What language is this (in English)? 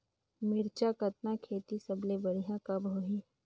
Chhattisgarhi